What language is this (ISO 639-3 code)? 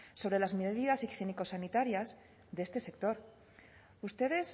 spa